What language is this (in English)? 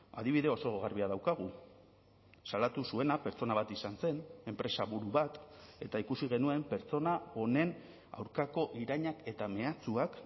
Basque